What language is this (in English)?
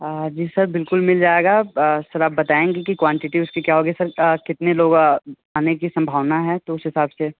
Hindi